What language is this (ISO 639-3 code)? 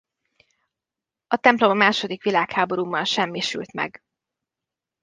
hun